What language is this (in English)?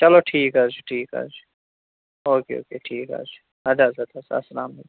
Kashmiri